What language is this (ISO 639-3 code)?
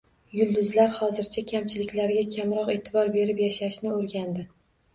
uzb